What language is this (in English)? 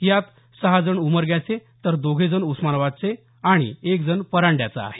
Marathi